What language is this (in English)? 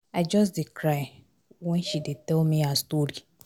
Nigerian Pidgin